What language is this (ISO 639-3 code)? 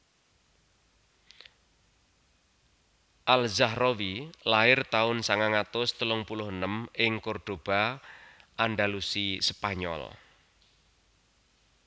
jav